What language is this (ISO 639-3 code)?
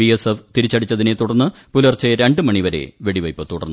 mal